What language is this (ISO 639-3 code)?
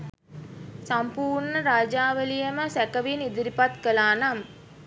sin